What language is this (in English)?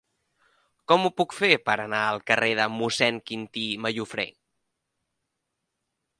Catalan